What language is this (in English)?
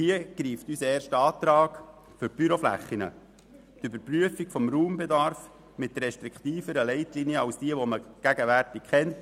Swiss German